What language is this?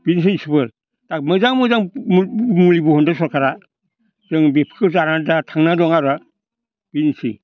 Bodo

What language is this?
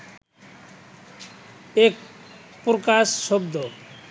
Bangla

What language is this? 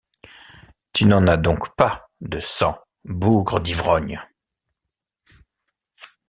French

